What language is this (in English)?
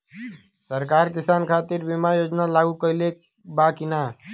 Bhojpuri